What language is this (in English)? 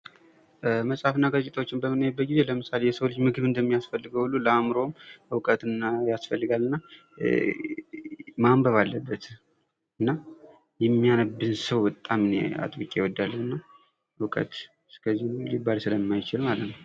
Amharic